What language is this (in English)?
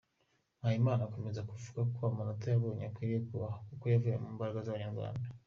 Kinyarwanda